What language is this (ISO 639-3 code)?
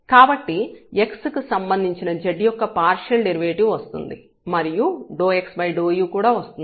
tel